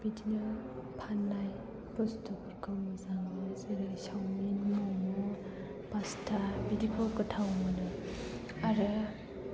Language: Bodo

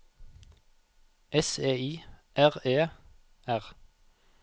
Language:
Norwegian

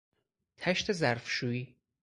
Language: Persian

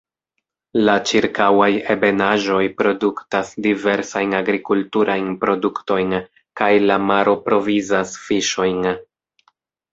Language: Esperanto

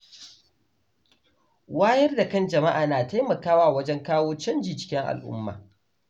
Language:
Hausa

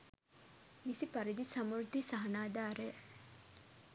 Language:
Sinhala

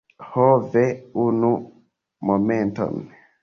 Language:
Esperanto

